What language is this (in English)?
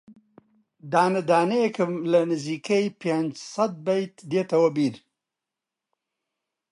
Central Kurdish